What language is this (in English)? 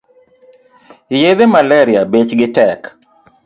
Luo (Kenya and Tanzania)